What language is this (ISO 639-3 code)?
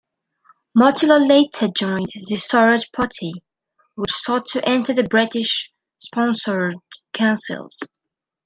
eng